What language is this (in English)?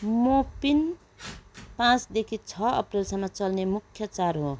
Nepali